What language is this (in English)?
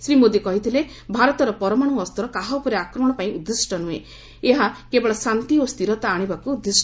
Odia